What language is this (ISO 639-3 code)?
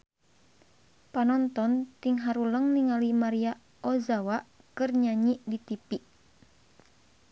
sun